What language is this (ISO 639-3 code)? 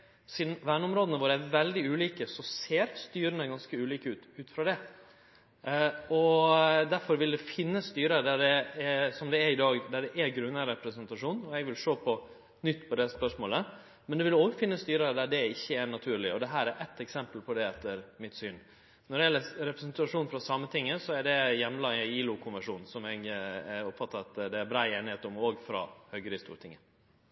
nor